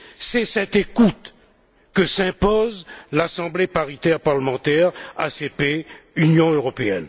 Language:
French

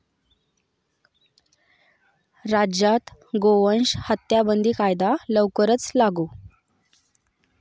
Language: Marathi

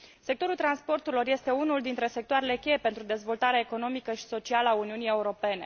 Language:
Romanian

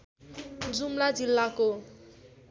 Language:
Nepali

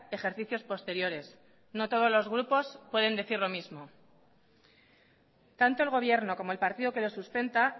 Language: Spanish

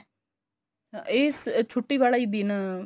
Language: Punjabi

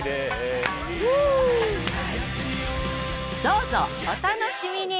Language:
Japanese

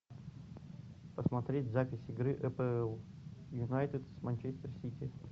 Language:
Russian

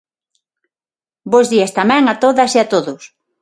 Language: Galician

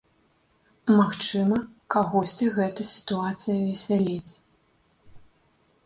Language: Belarusian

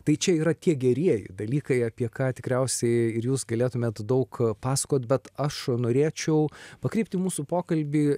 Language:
Lithuanian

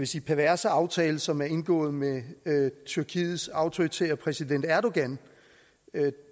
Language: Danish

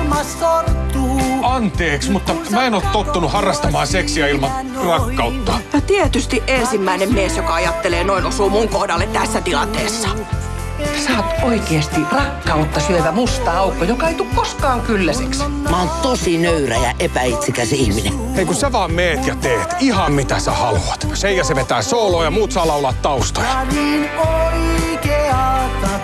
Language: Finnish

